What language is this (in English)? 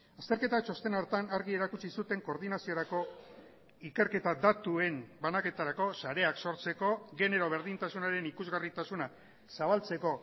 Basque